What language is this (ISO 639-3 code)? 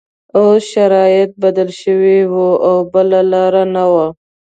pus